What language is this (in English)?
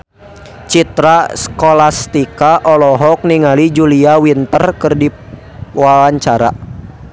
Sundanese